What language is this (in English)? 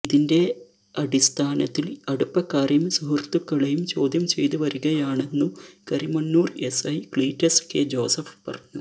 Malayalam